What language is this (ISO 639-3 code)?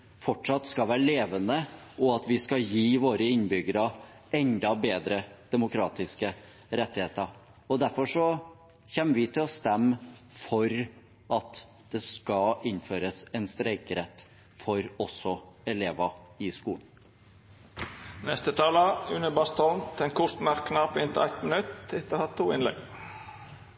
nor